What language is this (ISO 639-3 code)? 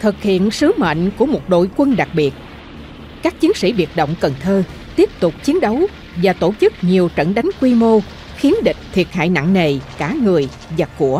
vie